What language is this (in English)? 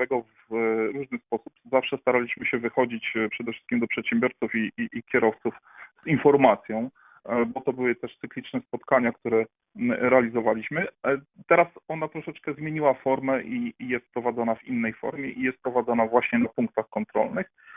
Polish